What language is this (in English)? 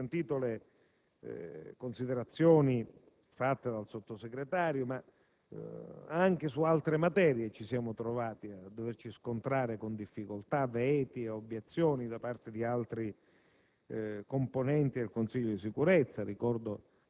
Italian